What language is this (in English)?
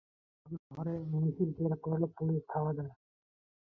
Bangla